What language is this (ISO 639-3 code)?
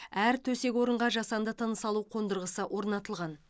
kaz